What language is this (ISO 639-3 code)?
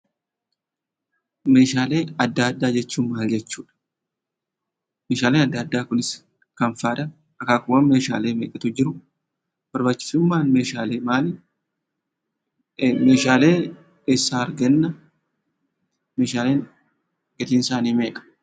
orm